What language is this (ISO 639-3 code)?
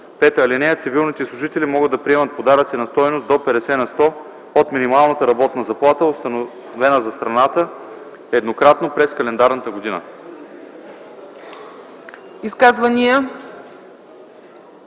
bul